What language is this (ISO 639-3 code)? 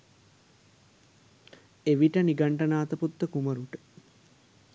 sin